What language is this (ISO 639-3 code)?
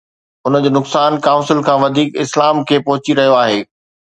snd